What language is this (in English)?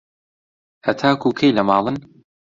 Central Kurdish